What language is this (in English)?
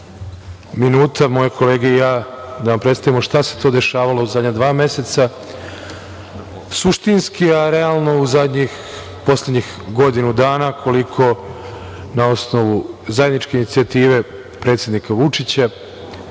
Serbian